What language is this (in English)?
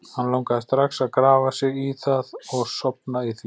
Icelandic